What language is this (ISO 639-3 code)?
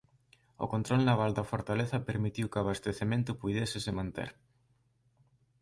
glg